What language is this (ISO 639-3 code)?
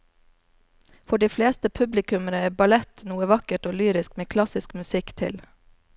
nor